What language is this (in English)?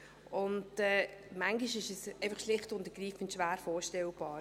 Swiss German